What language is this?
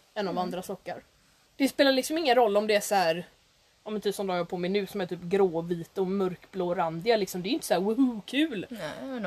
Swedish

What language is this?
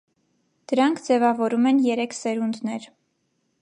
Armenian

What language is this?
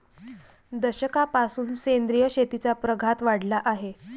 Marathi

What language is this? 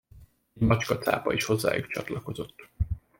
Hungarian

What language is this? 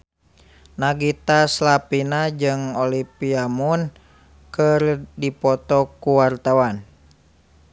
Sundanese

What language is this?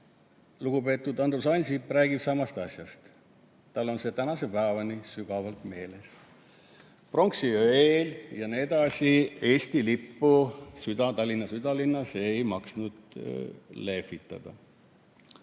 Estonian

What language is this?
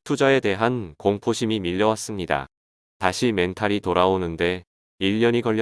Korean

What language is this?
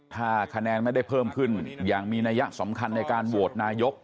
Thai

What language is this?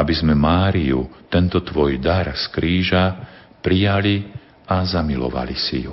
Slovak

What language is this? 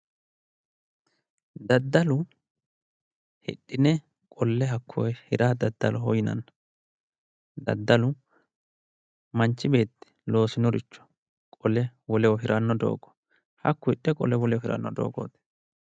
Sidamo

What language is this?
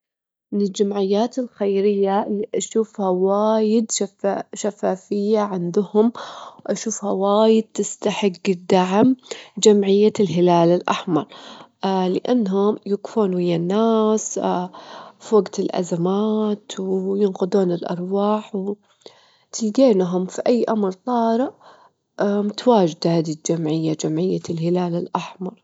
Gulf Arabic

